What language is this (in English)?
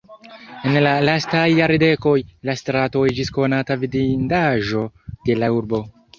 Esperanto